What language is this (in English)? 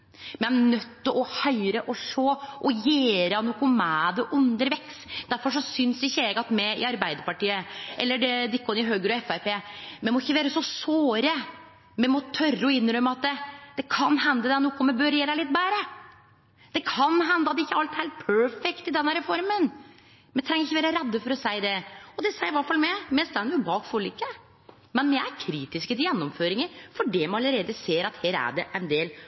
Norwegian Nynorsk